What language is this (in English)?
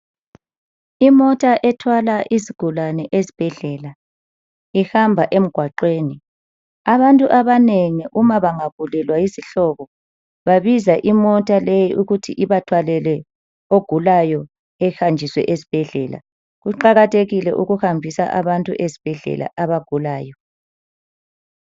North Ndebele